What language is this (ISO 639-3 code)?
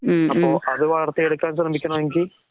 mal